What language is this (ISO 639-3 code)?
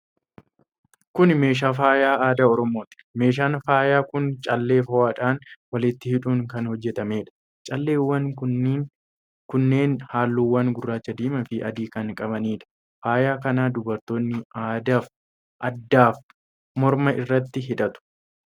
orm